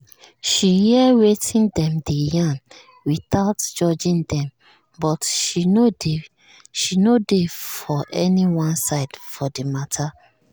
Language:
Nigerian Pidgin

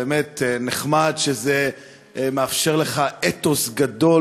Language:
Hebrew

